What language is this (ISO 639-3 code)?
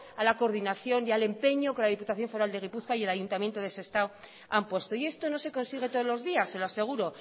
spa